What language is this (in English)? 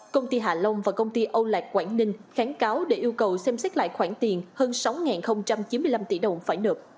Vietnamese